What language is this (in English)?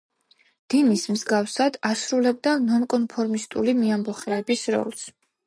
Georgian